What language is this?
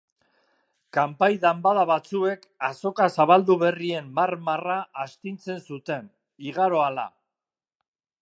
Basque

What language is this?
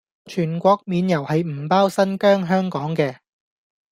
Cantonese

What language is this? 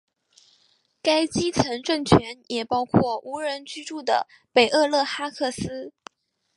Chinese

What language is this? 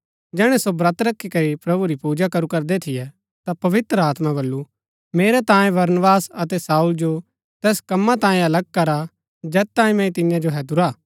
Gaddi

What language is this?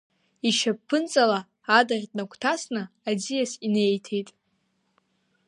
Abkhazian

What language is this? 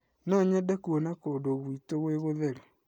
Kikuyu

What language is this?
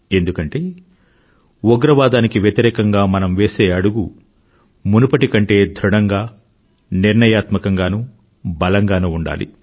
Telugu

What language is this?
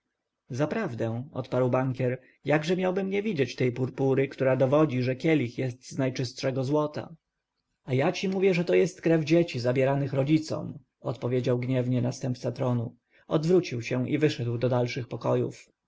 Polish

